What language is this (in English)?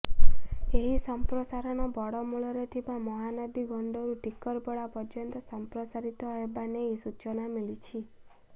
Odia